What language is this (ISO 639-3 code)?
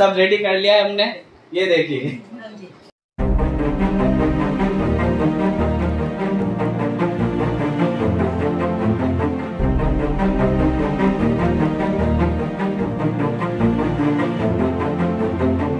hin